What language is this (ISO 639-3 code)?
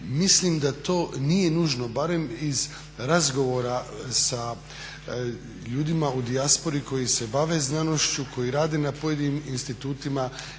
hrv